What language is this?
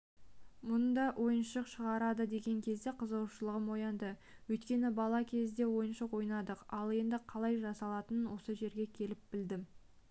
Kazakh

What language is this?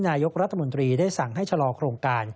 Thai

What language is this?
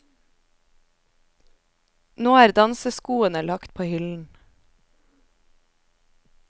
Norwegian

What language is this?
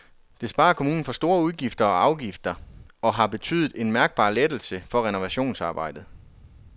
Danish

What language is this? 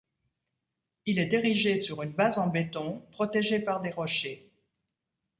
French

